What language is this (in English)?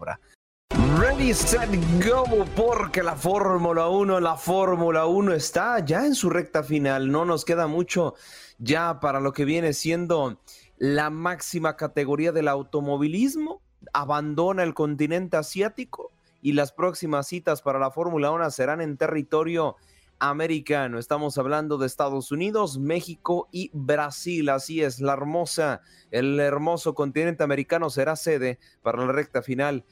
Spanish